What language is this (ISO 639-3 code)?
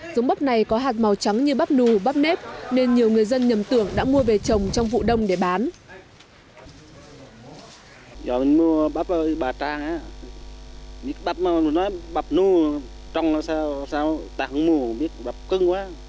vie